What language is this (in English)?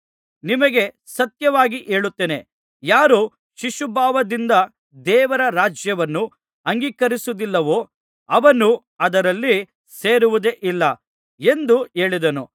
Kannada